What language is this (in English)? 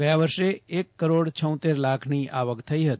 Gujarati